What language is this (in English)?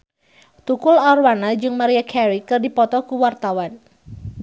Sundanese